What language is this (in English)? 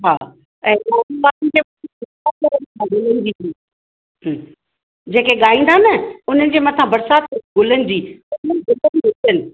Sindhi